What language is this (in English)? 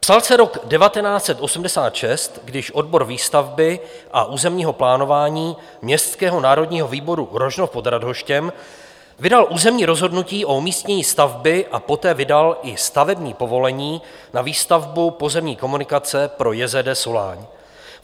Czech